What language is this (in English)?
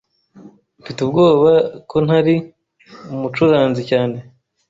Kinyarwanda